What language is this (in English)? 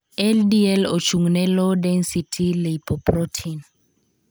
Luo (Kenya and Tanzania)